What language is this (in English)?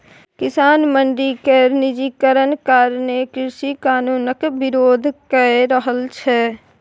Maithili